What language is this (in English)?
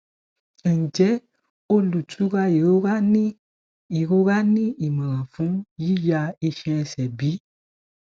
Yoruba